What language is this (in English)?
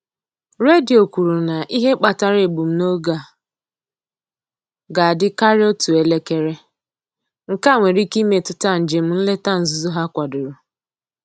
Igbo